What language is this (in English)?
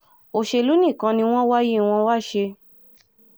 Yoruba